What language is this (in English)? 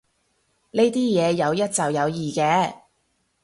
Cantonese